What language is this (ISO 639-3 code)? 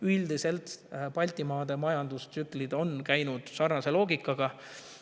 est